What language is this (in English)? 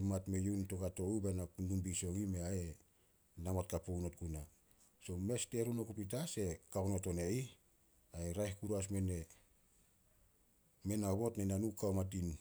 Solos